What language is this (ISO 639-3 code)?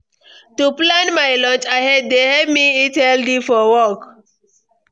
pcm